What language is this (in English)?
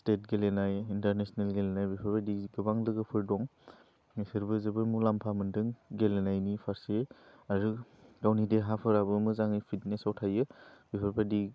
Bodo